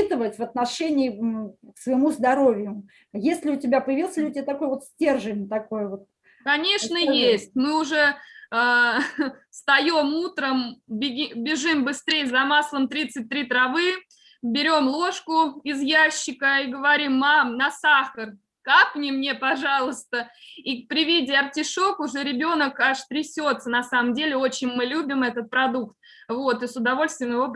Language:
Russian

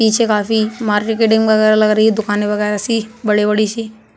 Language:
Hindi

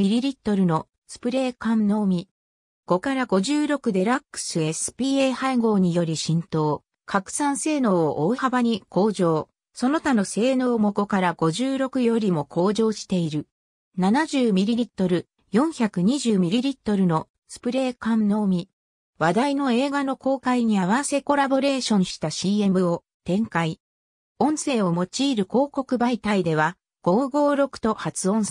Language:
Japanese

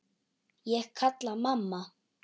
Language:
Icelandic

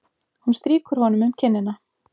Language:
Icelandic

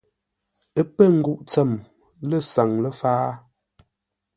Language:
Ngombale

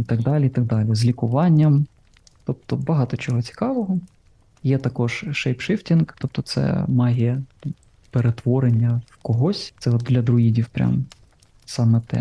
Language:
Ukrainian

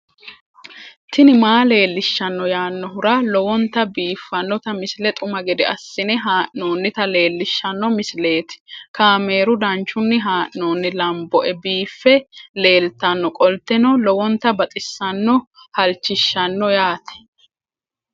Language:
Sidamo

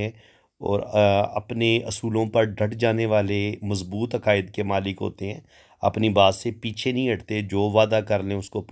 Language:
Hindi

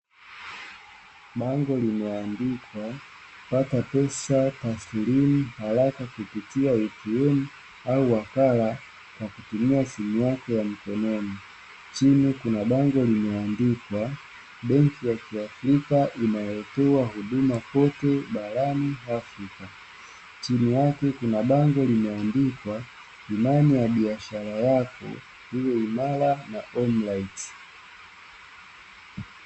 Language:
Swahili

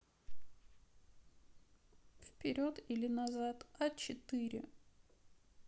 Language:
Russian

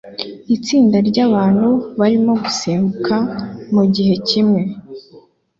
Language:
Kinyarwanda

